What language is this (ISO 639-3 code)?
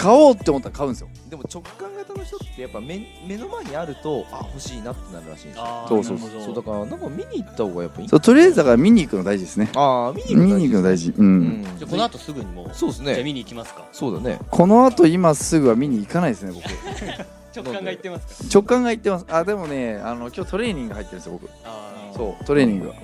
jpn